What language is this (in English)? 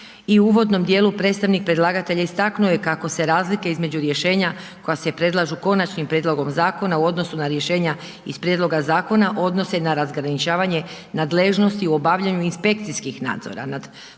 Croatian